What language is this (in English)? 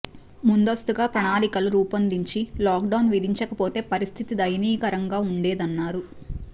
Telugu